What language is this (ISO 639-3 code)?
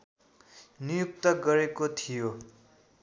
nep